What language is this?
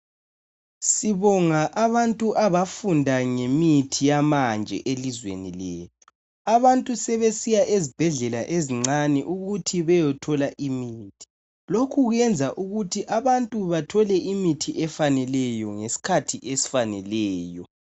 North Ndebele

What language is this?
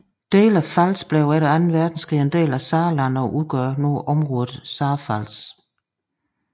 Danish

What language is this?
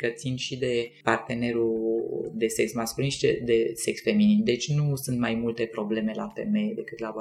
Romanian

